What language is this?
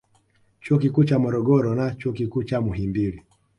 Swahili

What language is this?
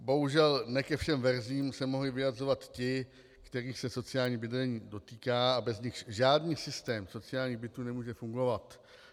Czech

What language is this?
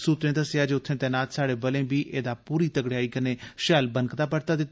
Dogri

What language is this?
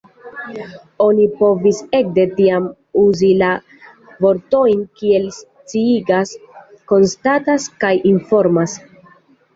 Esperanto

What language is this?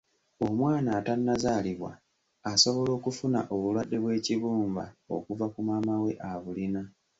Ganda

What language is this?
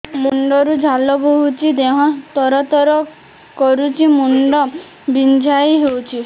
Odia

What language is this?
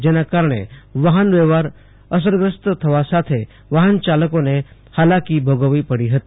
Gujarati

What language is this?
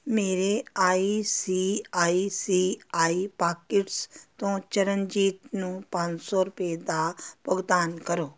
Punjabi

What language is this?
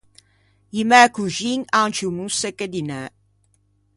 Ligurian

